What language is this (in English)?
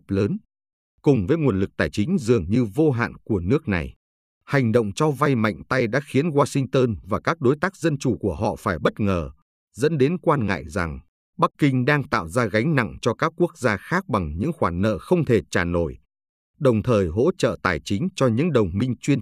Vietnamese